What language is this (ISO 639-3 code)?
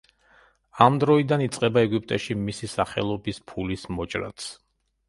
kat